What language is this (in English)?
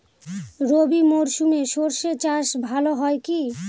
Bangla